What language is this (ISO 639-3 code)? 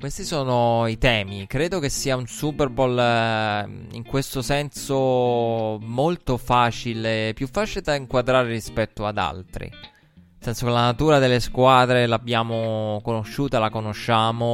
ita